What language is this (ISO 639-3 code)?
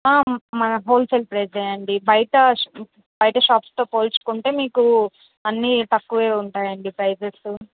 tel